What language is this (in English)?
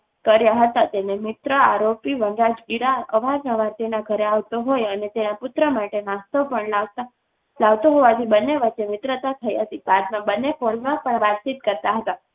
Gujarati